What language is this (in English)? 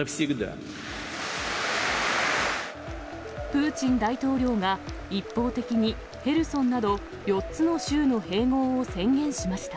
Japanese